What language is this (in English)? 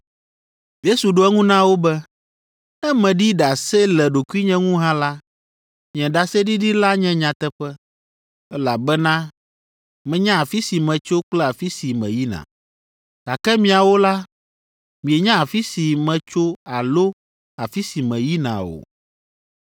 Ewe